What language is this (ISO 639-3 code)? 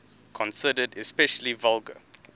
eng